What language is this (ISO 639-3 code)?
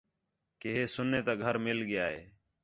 xhe